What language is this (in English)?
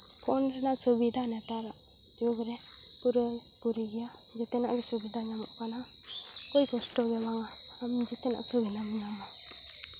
Santali